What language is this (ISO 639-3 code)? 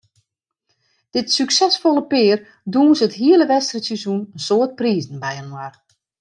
fry